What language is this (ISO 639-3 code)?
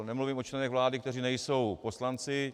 ces